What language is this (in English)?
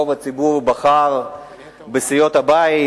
Hebrew